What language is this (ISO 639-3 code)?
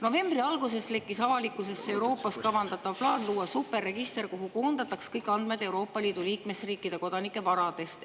est